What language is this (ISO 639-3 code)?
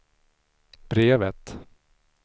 swe